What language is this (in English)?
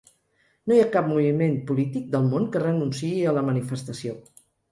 Catalan